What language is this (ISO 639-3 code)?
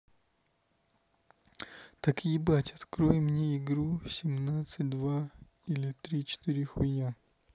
rus